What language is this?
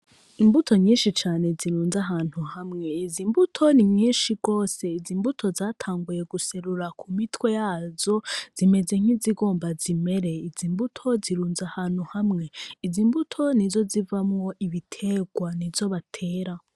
Rundi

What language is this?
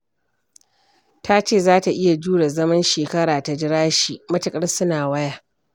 Hausa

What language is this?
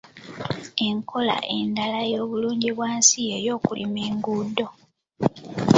Ganda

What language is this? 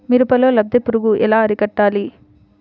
Telugu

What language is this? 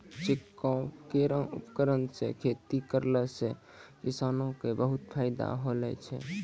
Maithili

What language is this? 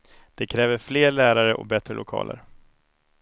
Swedish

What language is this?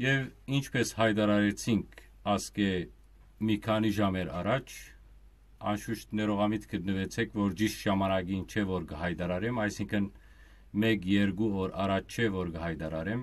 Turkish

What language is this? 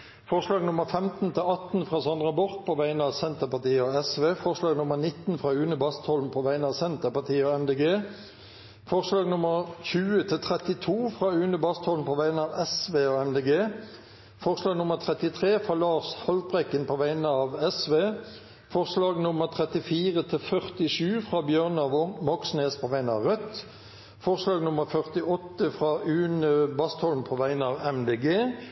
Norwegian Bokmål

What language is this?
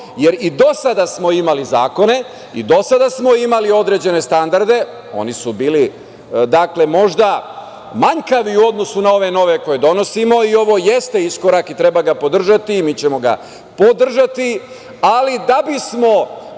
Serbian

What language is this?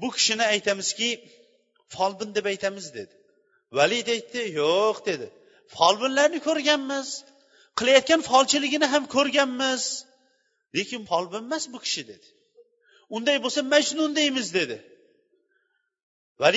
Bulgarian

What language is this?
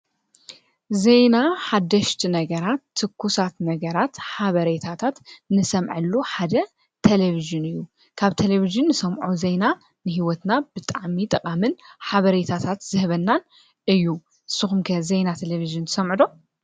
Tigrinya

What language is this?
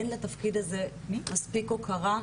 Hebrew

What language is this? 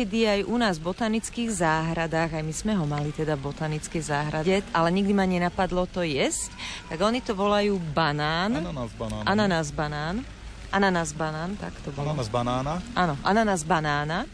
Slovak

